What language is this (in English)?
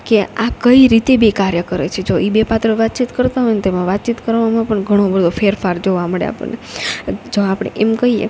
Gujarati